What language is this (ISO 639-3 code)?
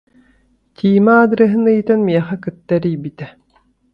sah